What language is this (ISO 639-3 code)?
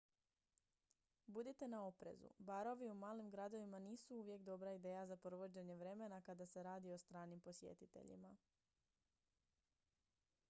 hrv